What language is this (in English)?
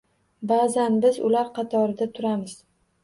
Uzbek